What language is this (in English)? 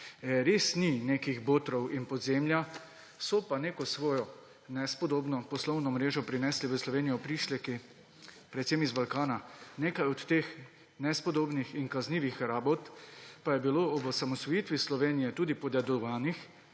Slovenian